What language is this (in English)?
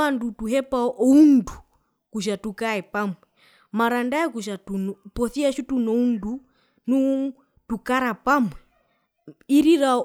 Herero